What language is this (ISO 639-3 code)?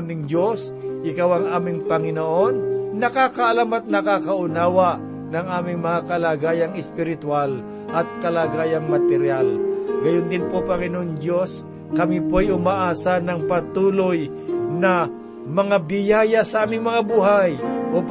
fil